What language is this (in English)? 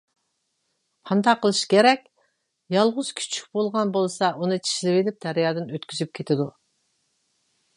Uyghur